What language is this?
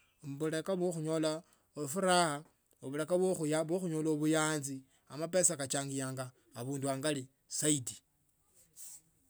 Tsotso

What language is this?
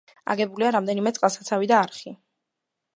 Georgian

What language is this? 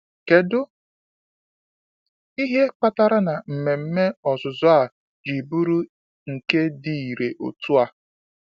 Igbo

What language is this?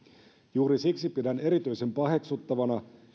Finnish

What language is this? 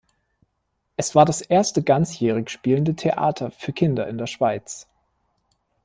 German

